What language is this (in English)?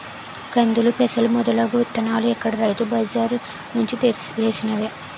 Telugu